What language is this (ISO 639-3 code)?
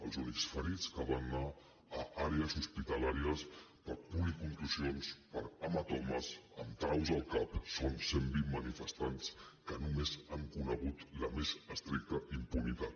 cat